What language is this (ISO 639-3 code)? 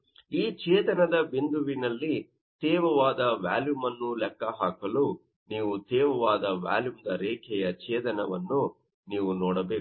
kan